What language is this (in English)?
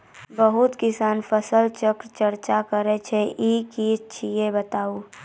Maithili